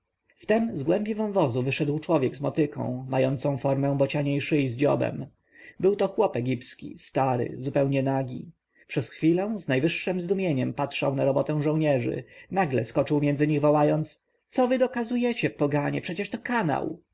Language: Polish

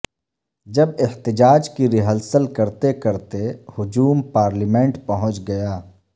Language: Urdu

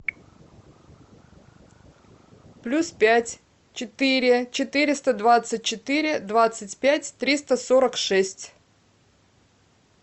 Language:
Russian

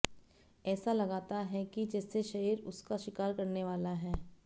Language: Hindi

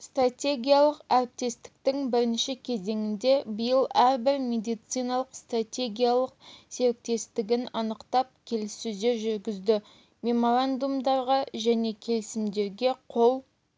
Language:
Kazakh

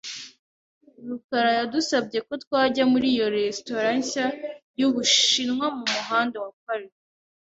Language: Kinyarwanda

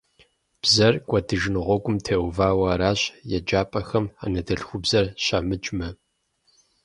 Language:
Kabardian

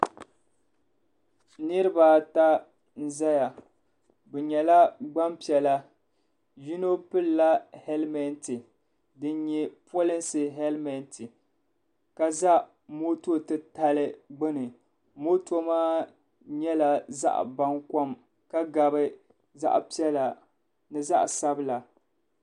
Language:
Dagbani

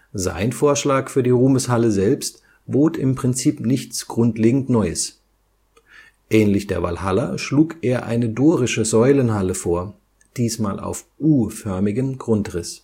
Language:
German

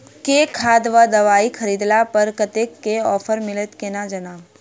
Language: Maithili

